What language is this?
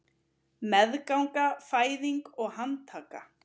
Icelandic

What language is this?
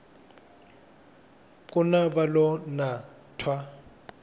Tsonga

